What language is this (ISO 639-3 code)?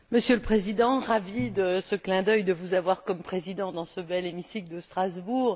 fra